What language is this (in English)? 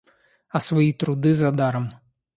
Russian